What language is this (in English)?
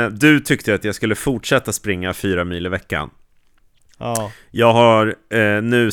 Swedish